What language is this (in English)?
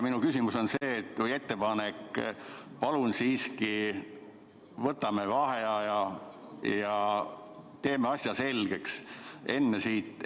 Estonian